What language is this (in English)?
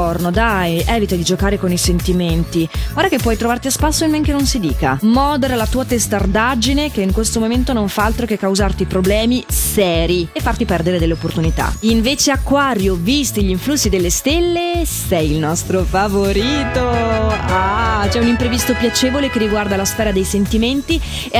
Italian